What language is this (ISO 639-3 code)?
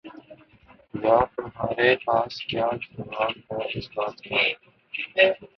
urd